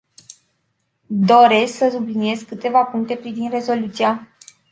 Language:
Romanian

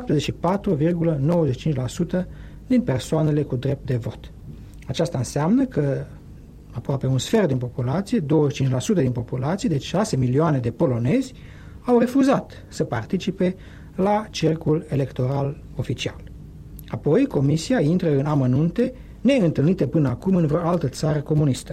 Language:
Romanian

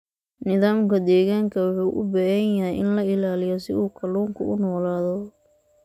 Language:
Somali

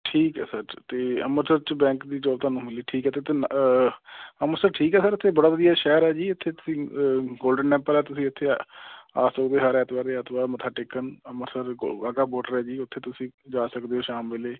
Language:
Punjabi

